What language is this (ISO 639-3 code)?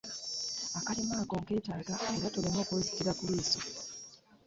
lug